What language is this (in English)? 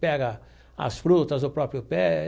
Portuguese